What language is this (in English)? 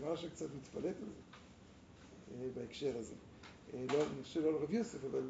Hebrew